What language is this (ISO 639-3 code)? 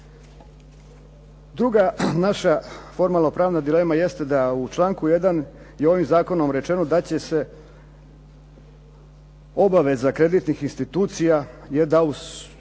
hrv